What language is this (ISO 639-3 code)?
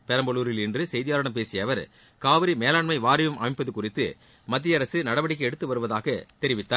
tam